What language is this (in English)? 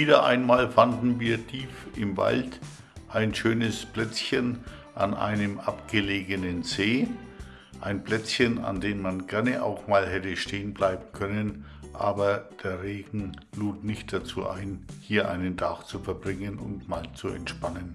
German